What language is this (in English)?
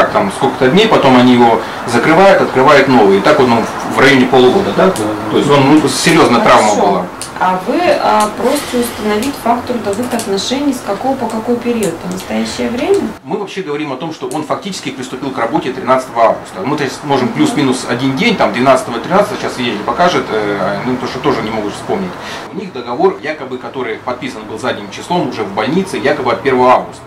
Russian